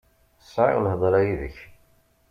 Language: Kabyle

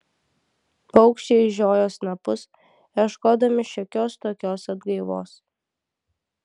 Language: Lithuanian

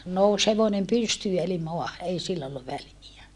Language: Finnish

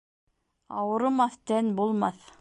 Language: Bashkir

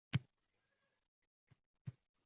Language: Uzbek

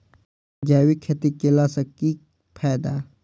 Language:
Maithili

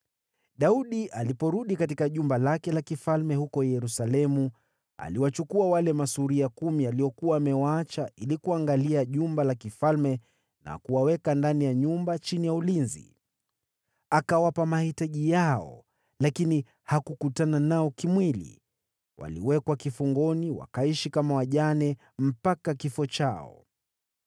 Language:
Swahili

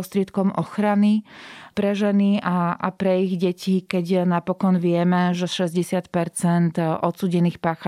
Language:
Slovak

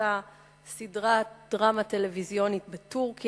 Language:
Hebrew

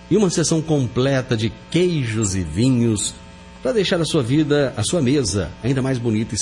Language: Portuguese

